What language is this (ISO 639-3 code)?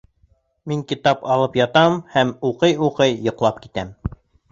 bak